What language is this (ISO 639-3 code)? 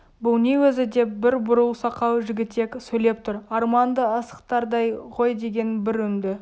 kaz